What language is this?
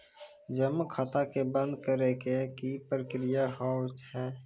Maithili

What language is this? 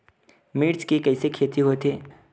Chhattisgarhi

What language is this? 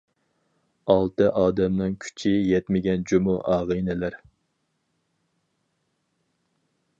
Uyghur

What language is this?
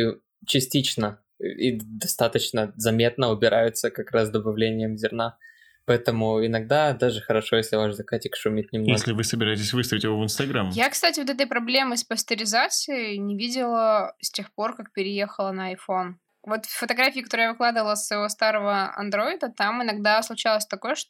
Russian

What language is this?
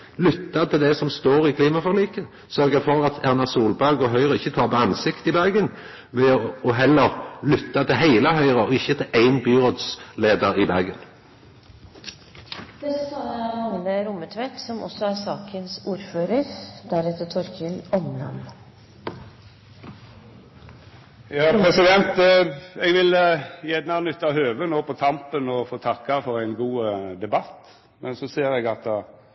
Norwegian Nynorsk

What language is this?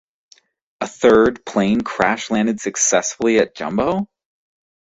English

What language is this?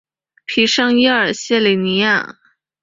Chinese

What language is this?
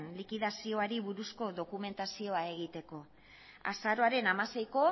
Basque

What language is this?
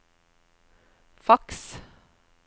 Norwegian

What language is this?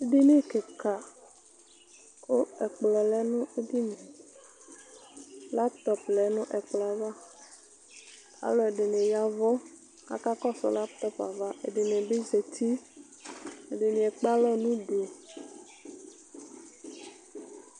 Ikposo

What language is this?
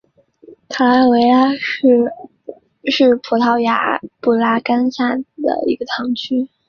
Chinese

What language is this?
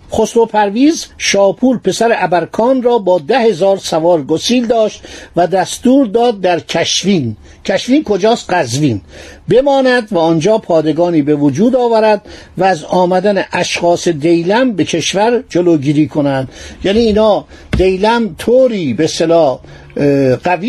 Persian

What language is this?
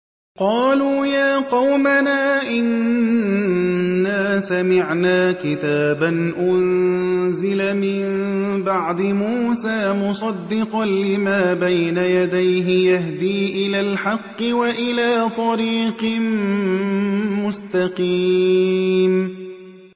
Arabic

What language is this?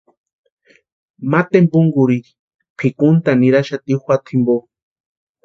Western Highland Purepecha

